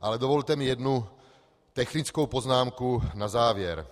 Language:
Czech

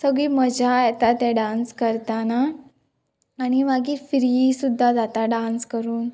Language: Konkani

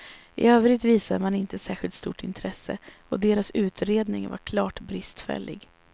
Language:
Swedish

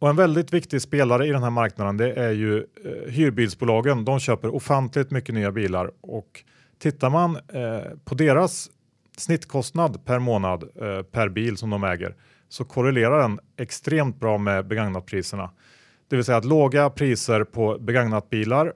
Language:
Swedish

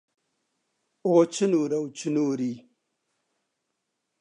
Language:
Central Kurdish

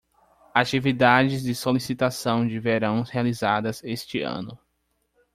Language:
Portuguese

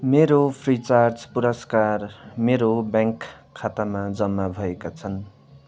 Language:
Nepali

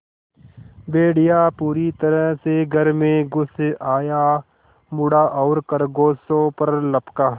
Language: Hindi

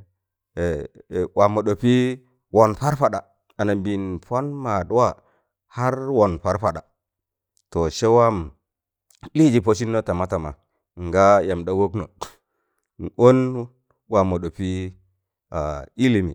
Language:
Tangale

